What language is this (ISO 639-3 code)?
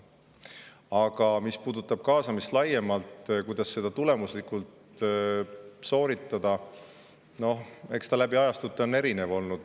est